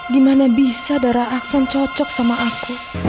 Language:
Indonesian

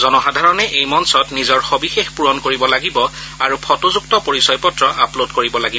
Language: Assamese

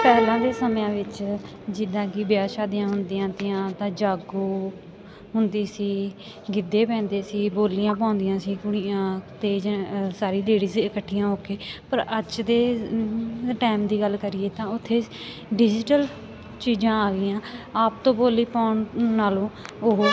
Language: Punjabi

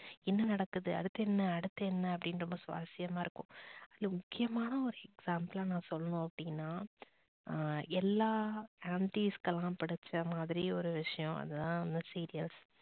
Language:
Tamil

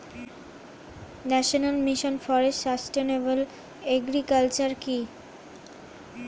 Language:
Bangla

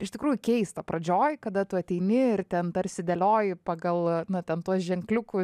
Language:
Lithuanian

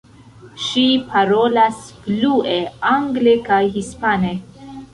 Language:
Esperanto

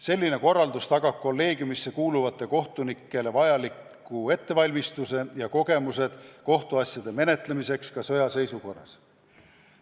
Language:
Estonian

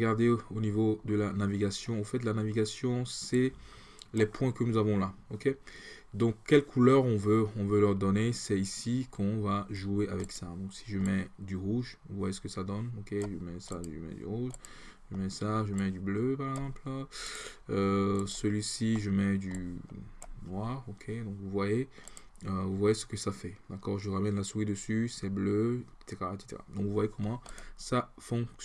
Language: French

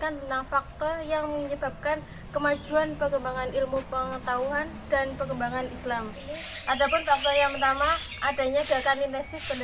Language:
Indonesian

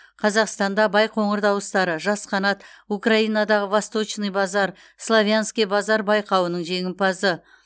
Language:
Kazakh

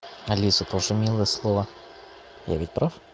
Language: Russian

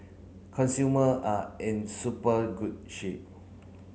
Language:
English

